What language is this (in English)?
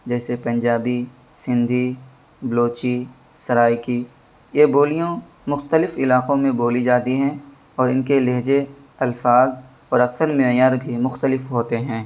Urdu